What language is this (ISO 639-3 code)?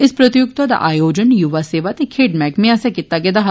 doi